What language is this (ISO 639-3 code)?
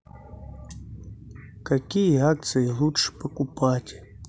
rus